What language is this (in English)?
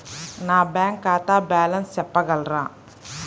Telugu